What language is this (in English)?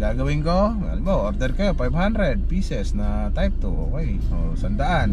Filipino